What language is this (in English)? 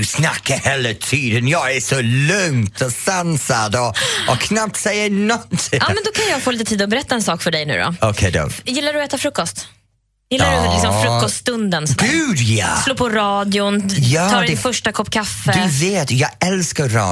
Swedish